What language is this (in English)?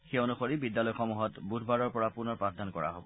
Assamese